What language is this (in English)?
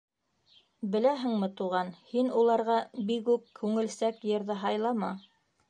Bashkir